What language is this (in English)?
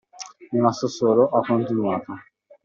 Italian